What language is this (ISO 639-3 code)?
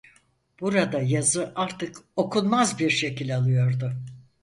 tur